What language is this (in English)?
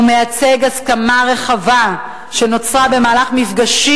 Hebrew